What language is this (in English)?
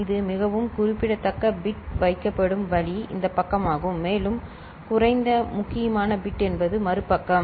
Tamil